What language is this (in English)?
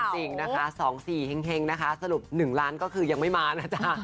Thai